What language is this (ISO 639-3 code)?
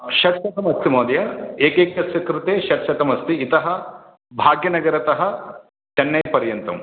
san